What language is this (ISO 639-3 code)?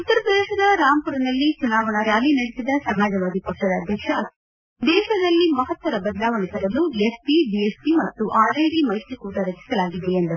kan